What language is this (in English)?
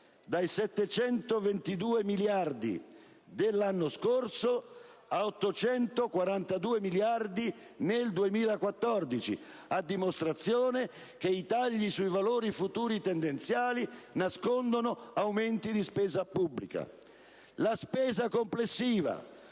Italian